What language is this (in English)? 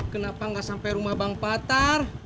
Indonesian